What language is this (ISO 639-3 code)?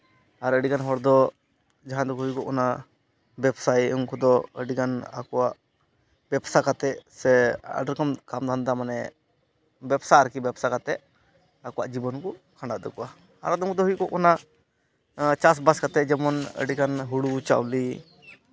sat